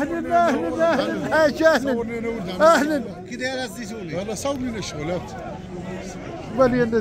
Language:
Arabic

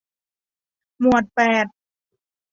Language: Thai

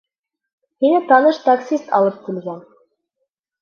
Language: Bashkir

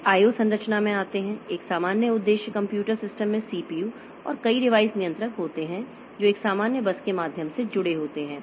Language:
Hindi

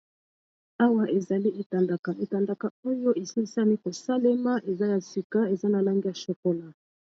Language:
Lingala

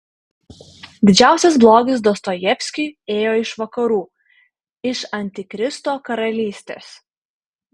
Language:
Lithuanian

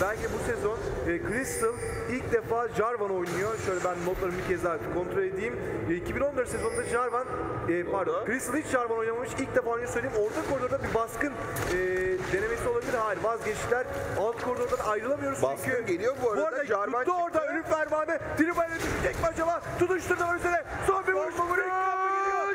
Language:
Turkish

